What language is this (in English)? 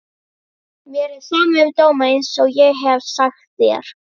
Icelandic